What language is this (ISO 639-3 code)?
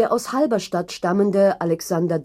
deu